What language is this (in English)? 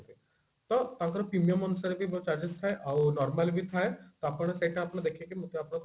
Odia